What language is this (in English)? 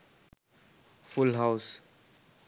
Sinhala